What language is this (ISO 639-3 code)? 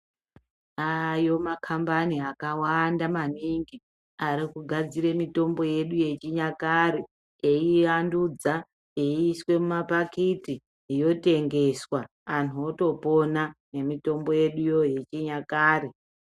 ndc